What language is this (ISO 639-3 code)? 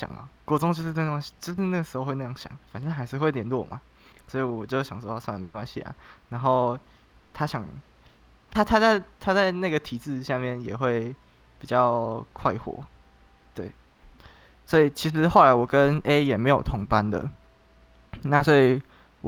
zho